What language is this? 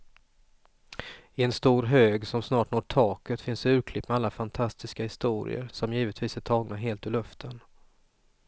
Swedish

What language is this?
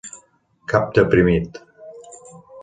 Catalan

